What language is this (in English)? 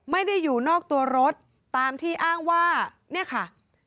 Thai